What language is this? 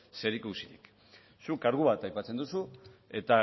Basque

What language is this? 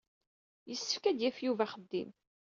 Kabyle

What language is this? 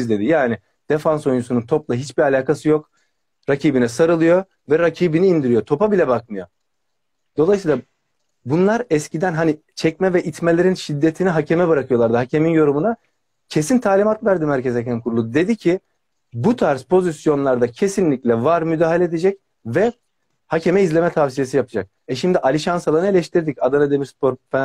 Turkish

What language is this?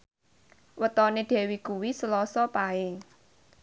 Javanese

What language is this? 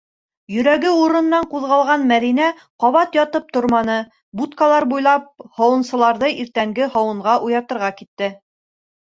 Bashkir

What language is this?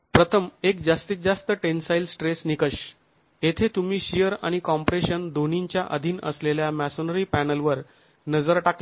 Marathi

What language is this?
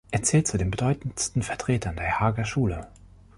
German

